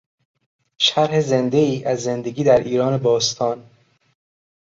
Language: Persian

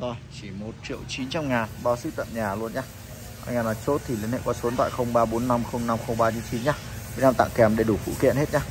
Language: Vietnamese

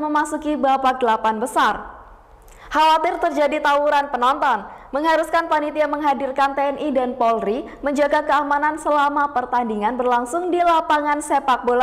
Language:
Indonesian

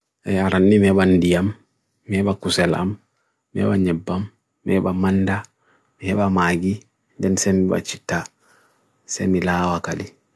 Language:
Bagirmi Fulfulde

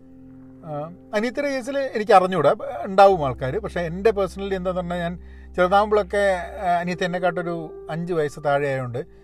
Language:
Malayalam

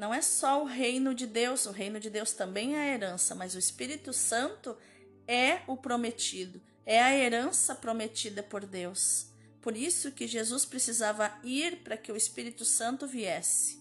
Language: Portuguese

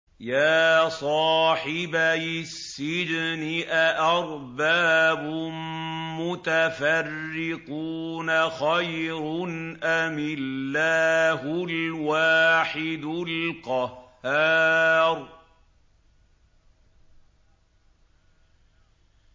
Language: Arabic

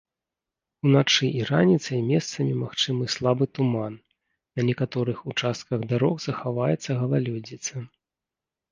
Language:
Belarusian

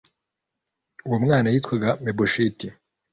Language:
Kinyarwanda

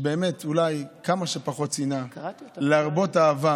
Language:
Hebrew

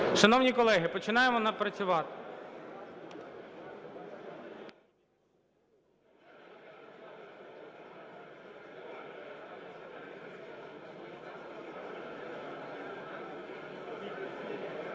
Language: Ukrainian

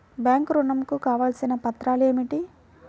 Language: Telugu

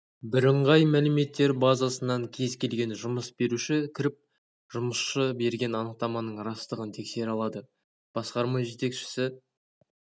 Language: Kazakh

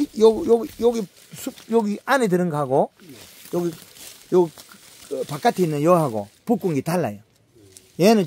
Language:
Korean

